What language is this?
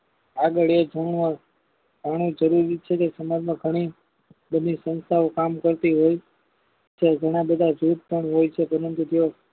Gujarati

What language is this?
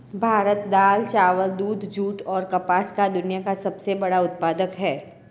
Hindi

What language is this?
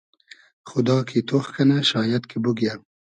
Hazaragi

